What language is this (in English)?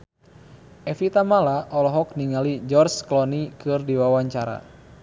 Sundanese